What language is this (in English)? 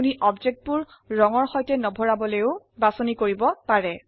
Assamese